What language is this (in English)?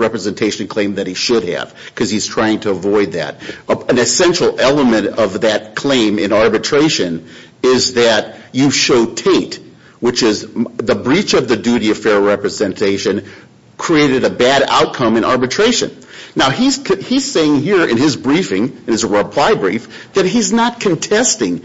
English